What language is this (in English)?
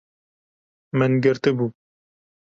Kurdish